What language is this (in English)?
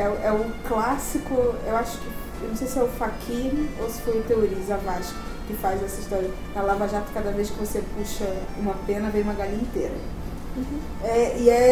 Portuguese